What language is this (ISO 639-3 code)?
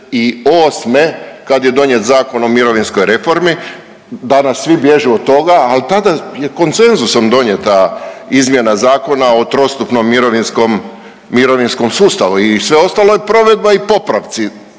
hrv